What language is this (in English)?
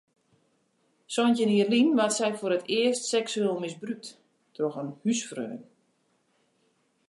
Western Frisian